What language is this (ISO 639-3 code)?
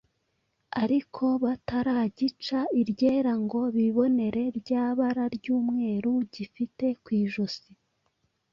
kin